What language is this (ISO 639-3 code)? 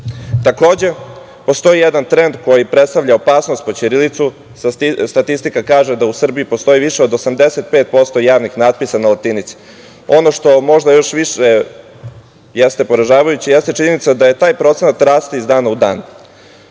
srp